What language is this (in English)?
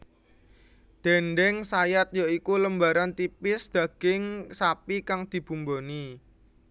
Javanese